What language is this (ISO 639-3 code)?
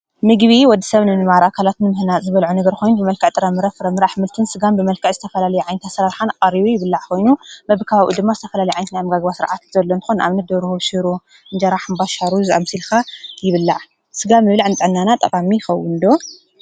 tir